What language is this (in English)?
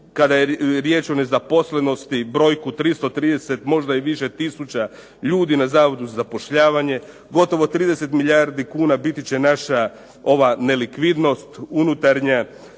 Croatian